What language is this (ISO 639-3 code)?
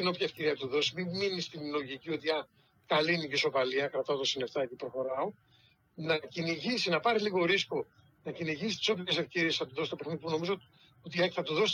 ell